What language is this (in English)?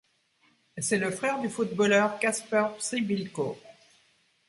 French